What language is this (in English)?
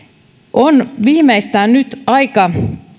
Finnish